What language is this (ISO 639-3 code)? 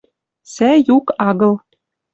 mrj